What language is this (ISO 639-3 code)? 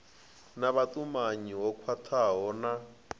ven